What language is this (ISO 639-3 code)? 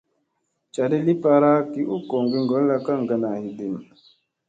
mse